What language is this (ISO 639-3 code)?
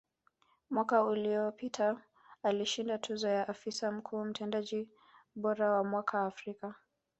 swa